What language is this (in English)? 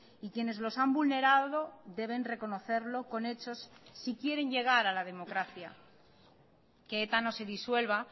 Spanish